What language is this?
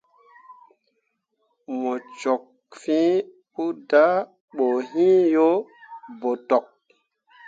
Mundang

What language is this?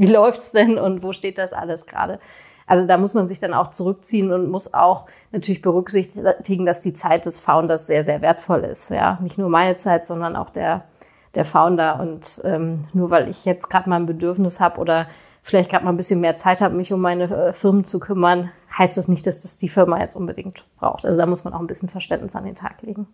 German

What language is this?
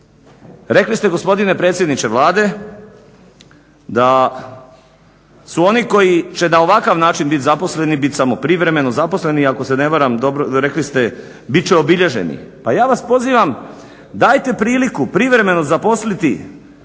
Croatian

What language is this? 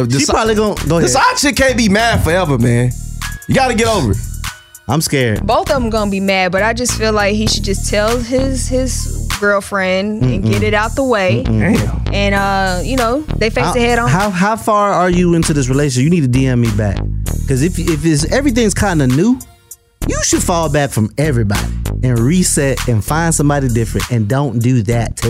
English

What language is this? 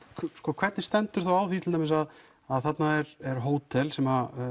Icelandic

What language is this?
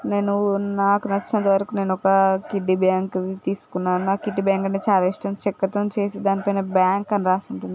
Telugu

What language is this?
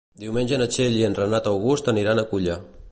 Catalan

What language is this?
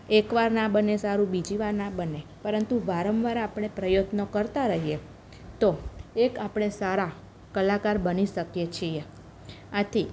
Gujarati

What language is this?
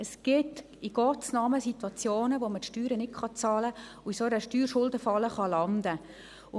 Swiss German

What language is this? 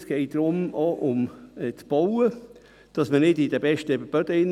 Swiss German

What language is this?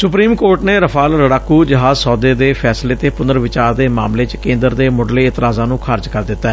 Punjabi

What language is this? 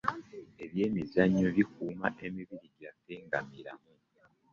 Ganda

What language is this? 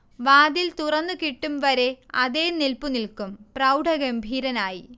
Malayalam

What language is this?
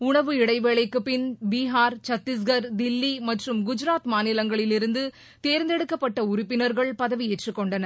Tamil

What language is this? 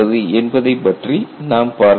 Tamil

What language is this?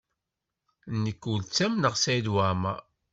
Kabyle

